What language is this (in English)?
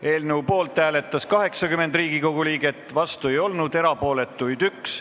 Estonian